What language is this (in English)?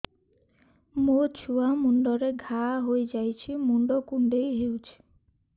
Odia